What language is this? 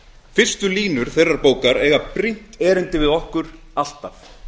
Icelandic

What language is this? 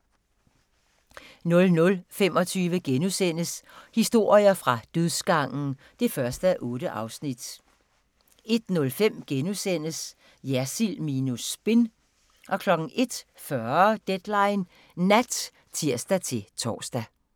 Danish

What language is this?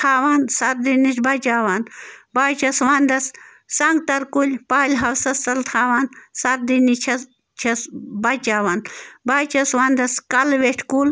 Kashmiri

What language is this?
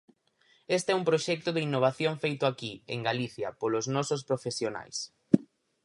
Galician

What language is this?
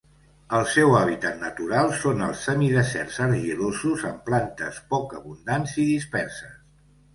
Catalan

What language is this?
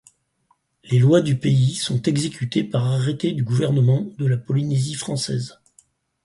French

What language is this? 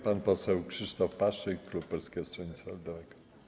Polish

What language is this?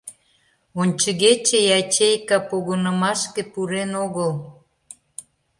Mari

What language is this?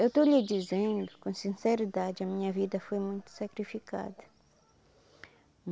Portuguese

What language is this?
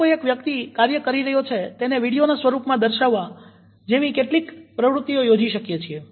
Gujarati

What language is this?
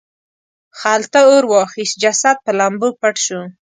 Pashto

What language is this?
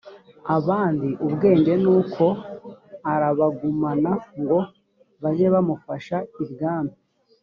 Kinyarwanda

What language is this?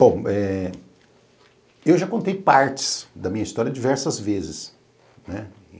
Portuguese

